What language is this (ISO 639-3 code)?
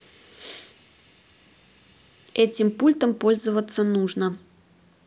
rus